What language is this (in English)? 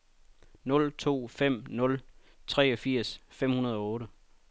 Danish